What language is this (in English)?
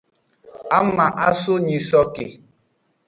Aja (Benin)